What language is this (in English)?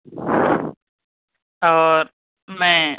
Urdu